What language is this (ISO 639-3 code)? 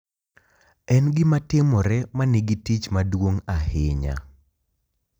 luo